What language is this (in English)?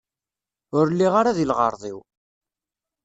Kabyle